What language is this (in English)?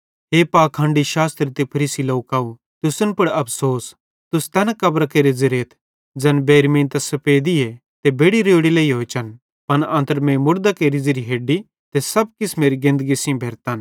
Bhadrawahi